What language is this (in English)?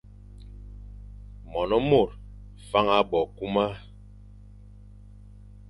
Fang